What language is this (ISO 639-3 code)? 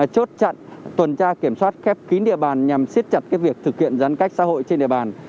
vie